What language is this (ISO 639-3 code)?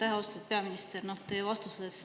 est